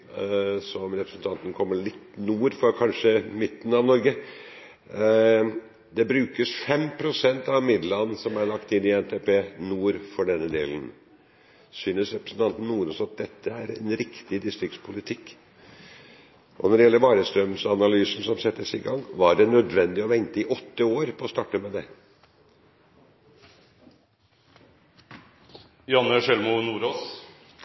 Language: Norwegian Bokmål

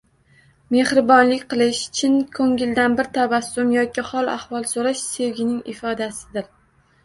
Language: Uzbek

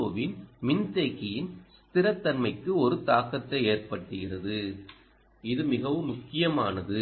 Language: Tamil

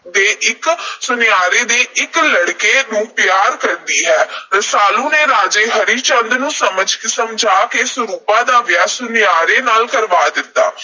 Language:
Punjabi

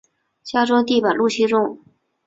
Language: Chinese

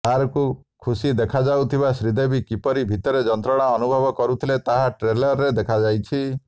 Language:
Odia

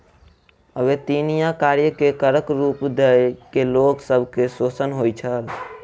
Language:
Maithili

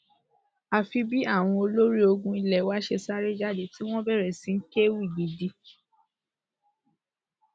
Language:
Yoruba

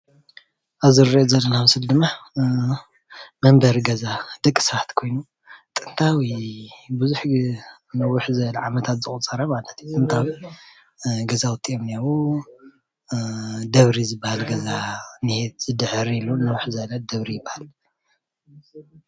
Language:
Tigrinya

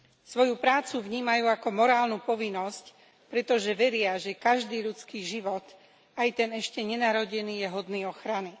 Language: Slovak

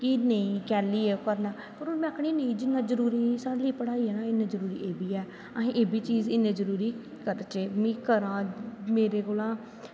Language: Dogri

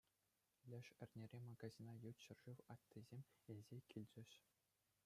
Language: Chuvash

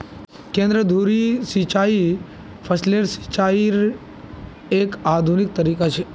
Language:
Magahi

